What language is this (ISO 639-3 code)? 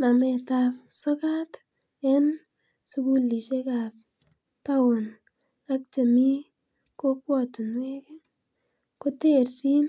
kln